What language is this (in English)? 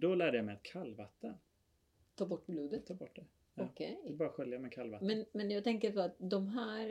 Swedish